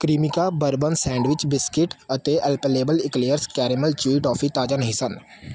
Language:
Punjabi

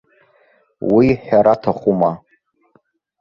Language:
Abkhazian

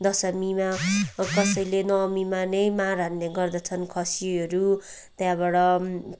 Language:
Nepali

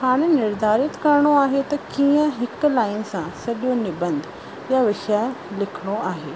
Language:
Sindhi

